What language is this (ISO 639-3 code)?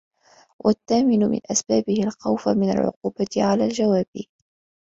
ara